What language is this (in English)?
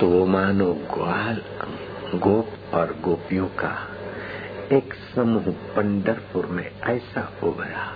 Hindi